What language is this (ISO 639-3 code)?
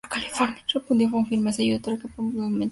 spa